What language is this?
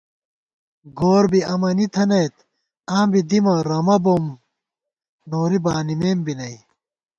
Gawar-Bati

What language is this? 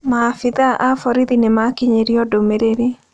Kikuyu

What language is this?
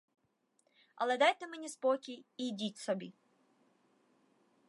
Ukrainian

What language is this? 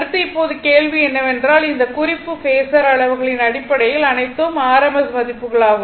Tamil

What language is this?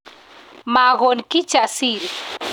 Kalenjin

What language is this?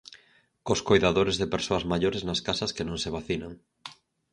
Galician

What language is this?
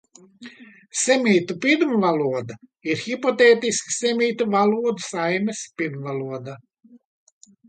Latvian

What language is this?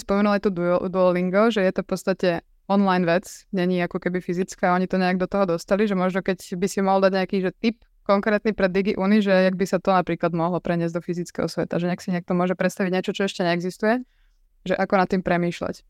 Slovak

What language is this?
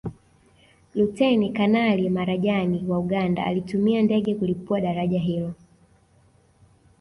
Swahili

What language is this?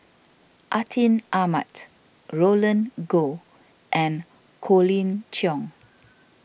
English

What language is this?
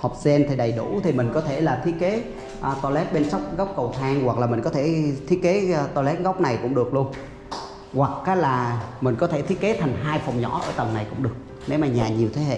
Vietnamese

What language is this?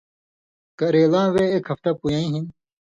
Indus Kohistani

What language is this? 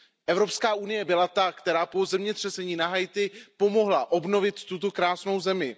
Czech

